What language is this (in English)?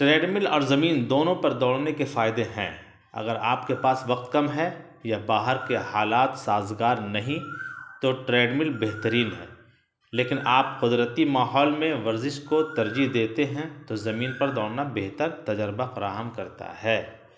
Urdu